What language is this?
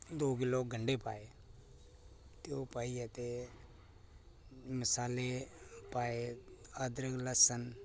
Dogri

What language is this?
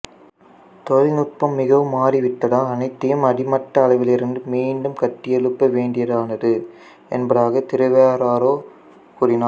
Tamil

